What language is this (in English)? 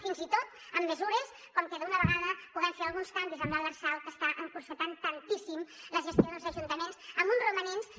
Catalan